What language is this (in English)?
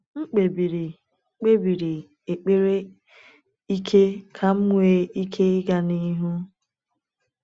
Igbo